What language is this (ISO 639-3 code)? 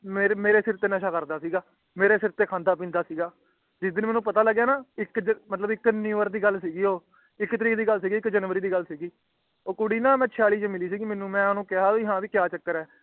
pan